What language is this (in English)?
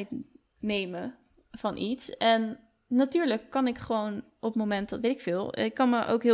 Dutch